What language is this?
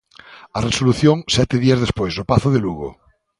Galician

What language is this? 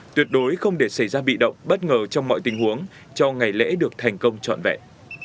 Vietnamese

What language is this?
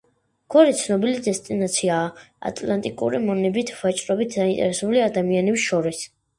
Georgian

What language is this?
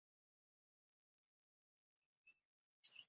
Ganda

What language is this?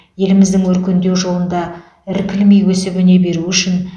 Kazakh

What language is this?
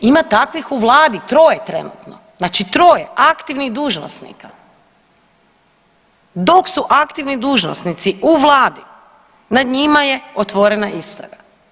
Croatian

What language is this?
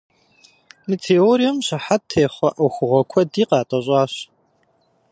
Kabardian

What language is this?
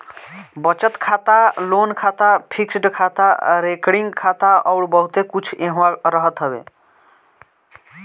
Bhojpuri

